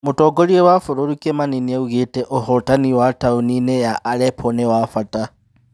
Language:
Kikuyu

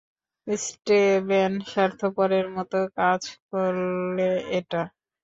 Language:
Bangla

